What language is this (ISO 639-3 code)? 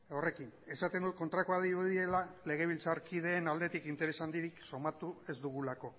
eus